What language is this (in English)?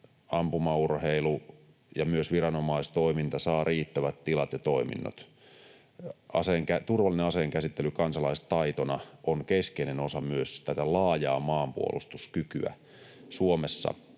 Finnish